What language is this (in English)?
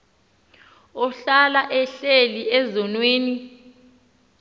Xhosa